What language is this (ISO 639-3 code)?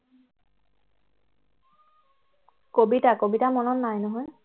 asm